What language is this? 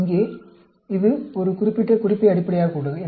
Tamil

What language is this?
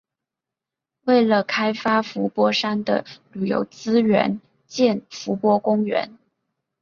Chinese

